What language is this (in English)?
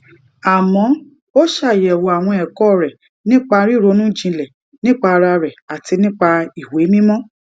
Yoruba